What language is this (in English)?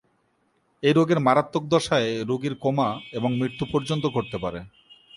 Bangla